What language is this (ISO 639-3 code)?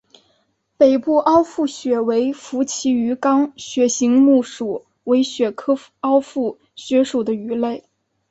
zho